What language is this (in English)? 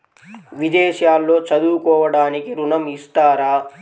Telugu